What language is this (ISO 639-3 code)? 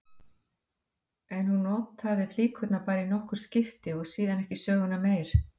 isl